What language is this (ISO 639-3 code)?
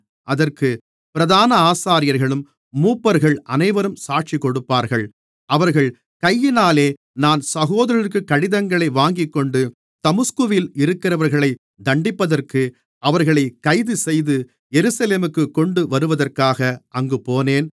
tam